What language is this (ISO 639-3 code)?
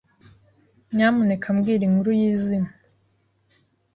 kin